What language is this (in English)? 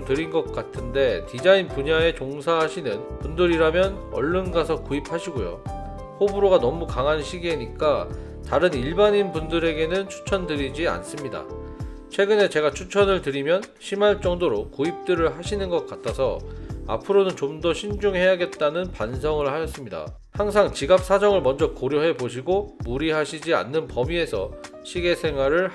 Korean